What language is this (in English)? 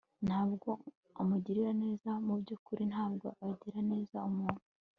Kinyarwanda